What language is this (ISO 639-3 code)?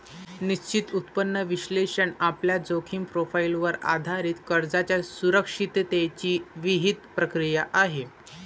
mar